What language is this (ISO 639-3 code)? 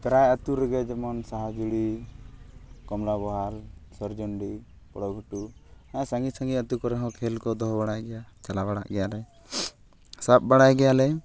sat